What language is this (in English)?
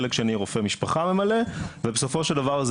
Hebrew